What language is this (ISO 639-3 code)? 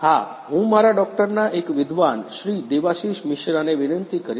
guj